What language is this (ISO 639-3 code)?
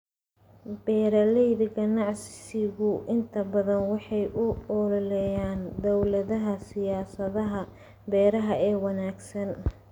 som